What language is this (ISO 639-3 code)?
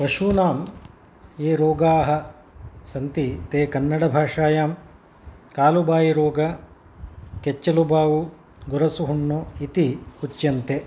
san